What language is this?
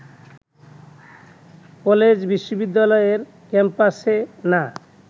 Bangla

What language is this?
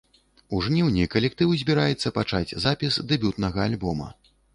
Belarusian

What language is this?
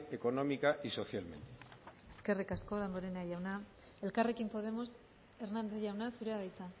Basque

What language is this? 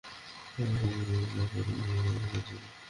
Bangla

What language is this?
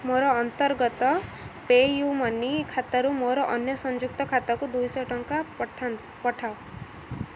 Odia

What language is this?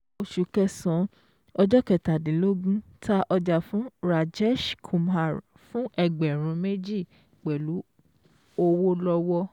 Yoruba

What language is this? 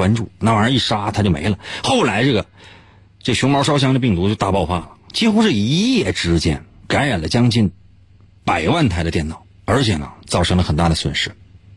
Chinese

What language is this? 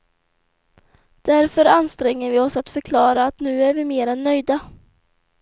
Swedish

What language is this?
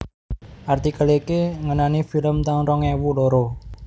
Javanese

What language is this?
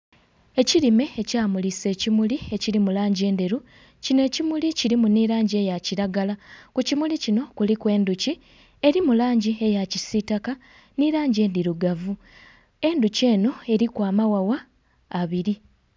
Soga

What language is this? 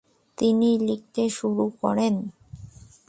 Bangla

